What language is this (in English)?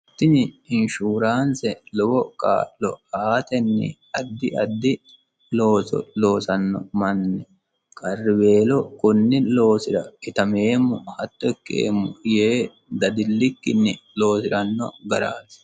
Sidamo